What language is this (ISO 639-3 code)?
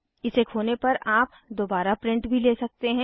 hin